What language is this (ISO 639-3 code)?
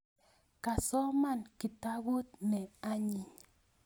kln